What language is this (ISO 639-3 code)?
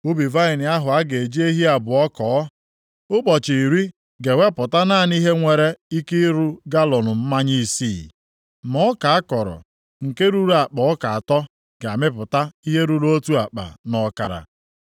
ibo